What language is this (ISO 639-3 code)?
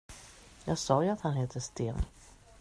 swe